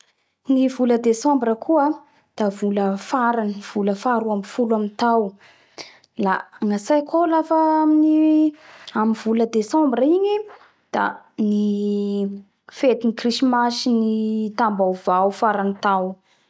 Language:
Bara Malagasy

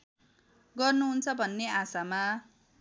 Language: Nepali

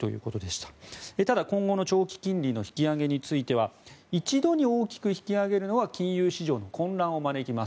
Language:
Japanese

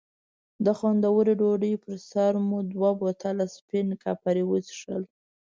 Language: Pashto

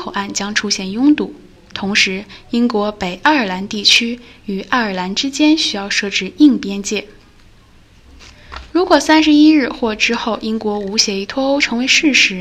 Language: Chinese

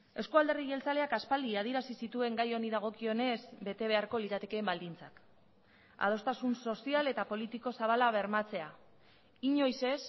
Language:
Basque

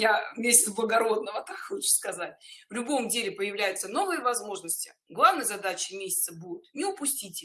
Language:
Russian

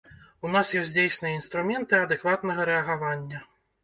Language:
Belarusian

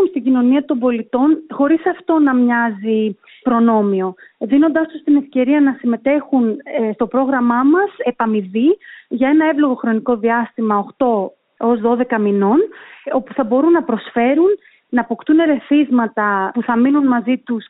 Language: Greek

